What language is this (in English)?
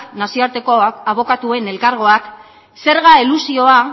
Basque